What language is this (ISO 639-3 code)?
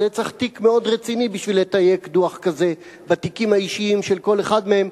heb